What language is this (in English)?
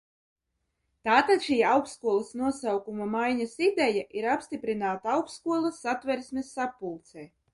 Latvian